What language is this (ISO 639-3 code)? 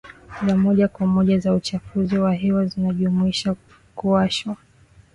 swa